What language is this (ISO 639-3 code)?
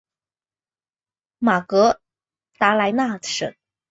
zho